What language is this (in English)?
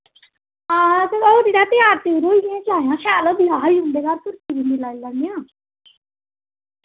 Dogri